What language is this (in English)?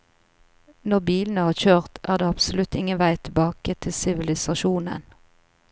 Norwegian